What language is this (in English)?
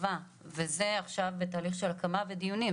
Hebrew